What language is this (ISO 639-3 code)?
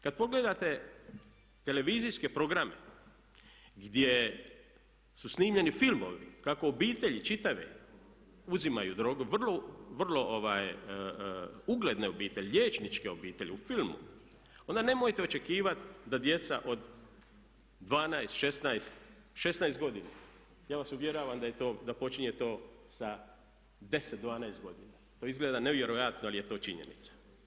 hrv